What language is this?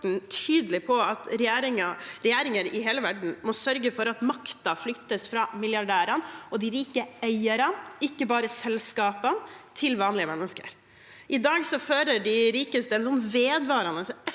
Norwegian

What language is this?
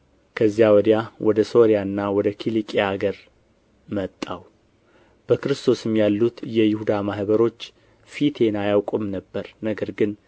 Amharic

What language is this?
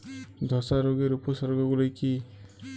Bangla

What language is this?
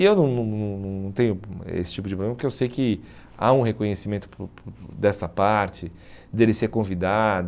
Portuguese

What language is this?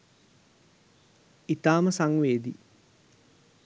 Sinhala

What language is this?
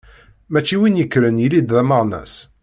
Kabyle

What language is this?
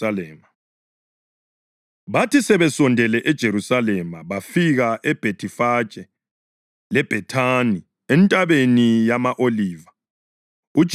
North Ndebele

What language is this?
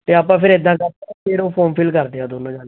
Punjabi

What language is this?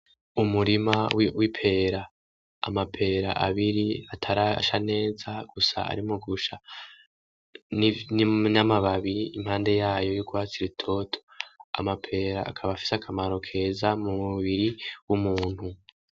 Rundi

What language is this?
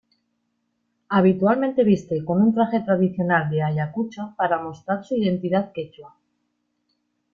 Spanish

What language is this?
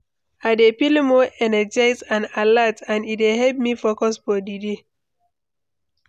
Nigerian Pidgin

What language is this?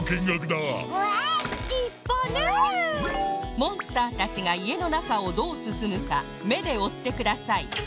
Japanese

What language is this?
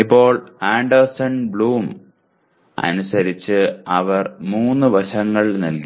Malayalam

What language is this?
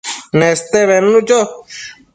Matsés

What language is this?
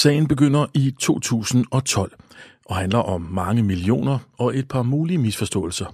Danish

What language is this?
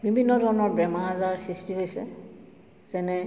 Assamese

